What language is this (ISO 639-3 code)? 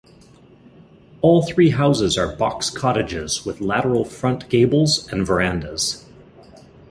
eng